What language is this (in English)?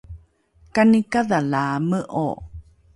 Rukai